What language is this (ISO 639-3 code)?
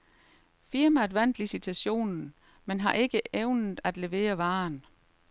dan